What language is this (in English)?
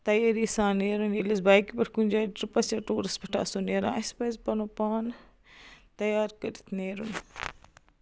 Kashmiri